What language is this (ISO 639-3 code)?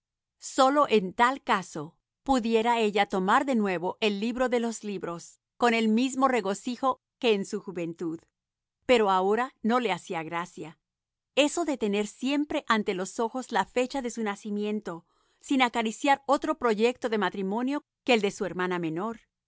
spa